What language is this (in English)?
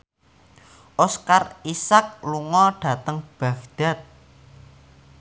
Javanese